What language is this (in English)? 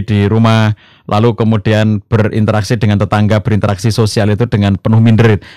Indonesian